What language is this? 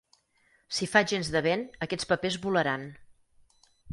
Catalan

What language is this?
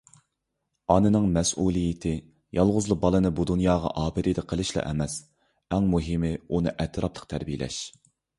Uyghur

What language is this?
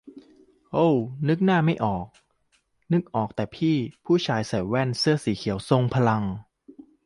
Thai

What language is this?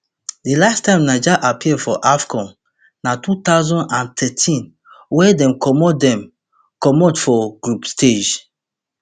Nigerian Pidgin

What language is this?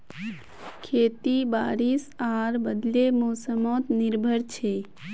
Magahi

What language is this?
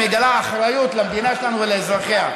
Hebrew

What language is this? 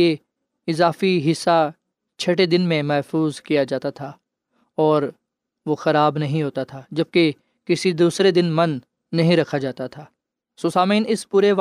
Urdu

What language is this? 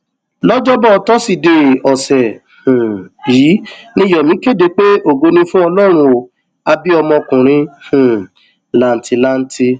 Yoruba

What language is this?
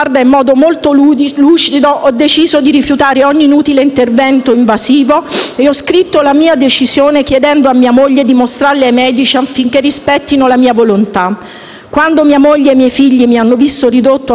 Italian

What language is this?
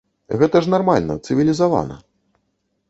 Belarusian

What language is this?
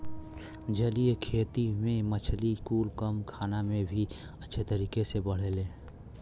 Bhojpuri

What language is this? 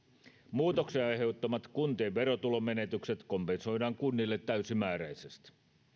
Finnish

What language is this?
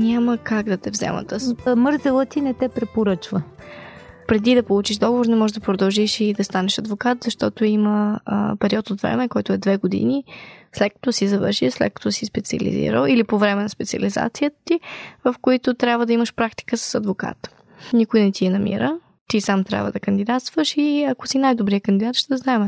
Bulgarian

